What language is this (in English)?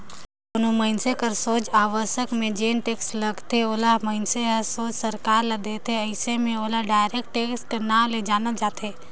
Chhattisgarhi